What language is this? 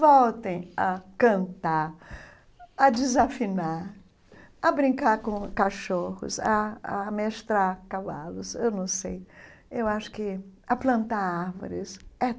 Portuguese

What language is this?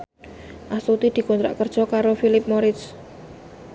Javanese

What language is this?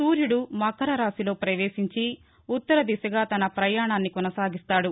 Telugu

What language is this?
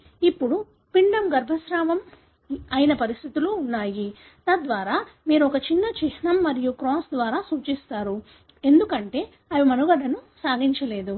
Telugu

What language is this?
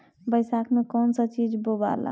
Bhojpuri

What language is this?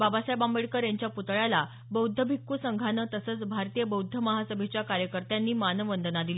Marathi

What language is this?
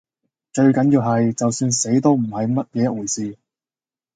Cantonese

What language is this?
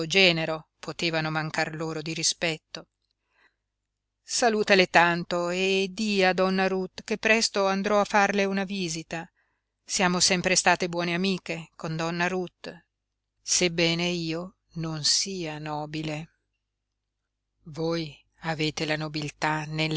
Italian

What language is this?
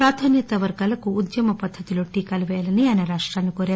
Telugu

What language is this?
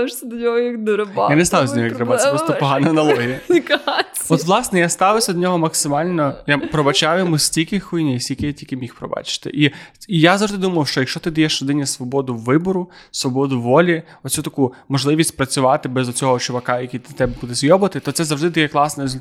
Ukrainian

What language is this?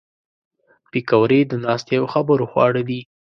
Pashto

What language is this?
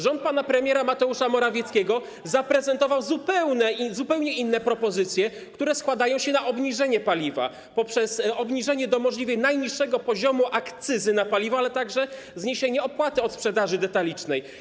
Polish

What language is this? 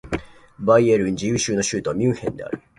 Japanese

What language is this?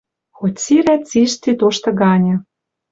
Western Mari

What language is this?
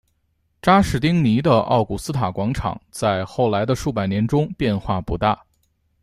Chinese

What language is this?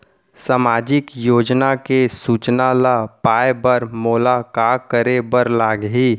Chhattisgarhi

